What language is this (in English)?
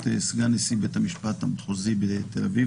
Hebrew